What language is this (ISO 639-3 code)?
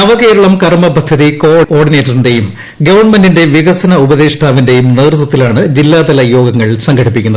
mal